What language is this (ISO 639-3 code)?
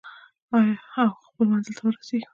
pus